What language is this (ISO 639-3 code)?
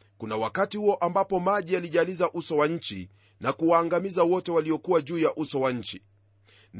swa